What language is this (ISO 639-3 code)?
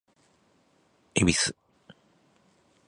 jpn